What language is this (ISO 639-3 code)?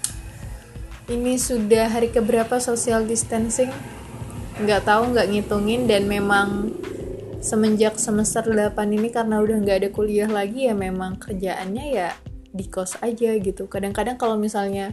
ind